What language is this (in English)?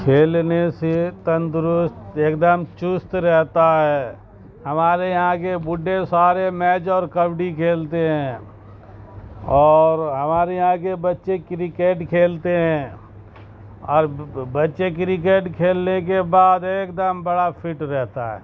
Urdu